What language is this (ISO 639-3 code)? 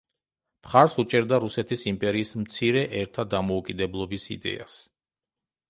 kat